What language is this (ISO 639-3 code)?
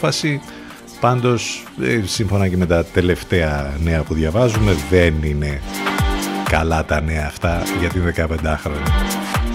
ell